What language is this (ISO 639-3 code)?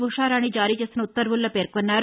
tel